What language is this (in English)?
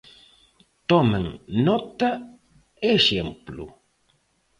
Galician